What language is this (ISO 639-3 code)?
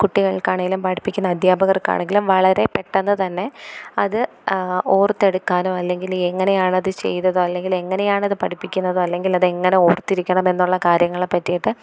mal